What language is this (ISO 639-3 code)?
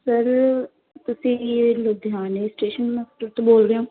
pan